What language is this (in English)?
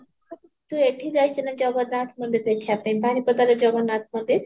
Odia